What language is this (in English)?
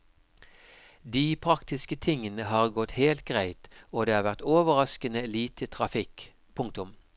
Norwegian